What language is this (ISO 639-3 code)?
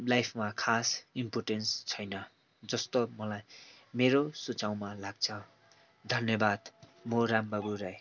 nep